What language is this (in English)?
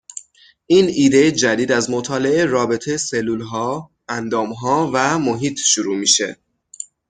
Persian